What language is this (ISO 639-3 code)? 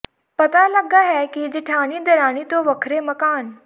pan